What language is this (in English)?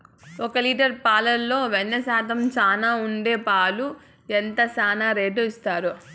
Telugu